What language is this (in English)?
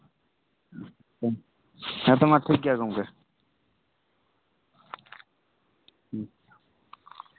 Santali